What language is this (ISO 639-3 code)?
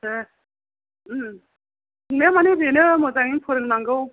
brx